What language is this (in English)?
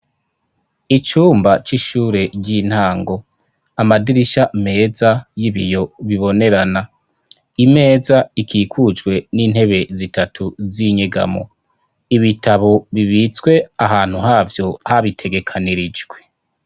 Rundi